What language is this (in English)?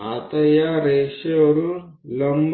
Gujarati